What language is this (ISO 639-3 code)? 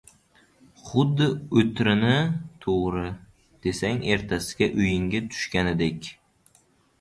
uzb